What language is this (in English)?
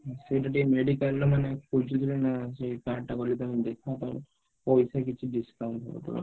Odia